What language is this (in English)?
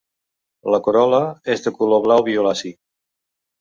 Catalan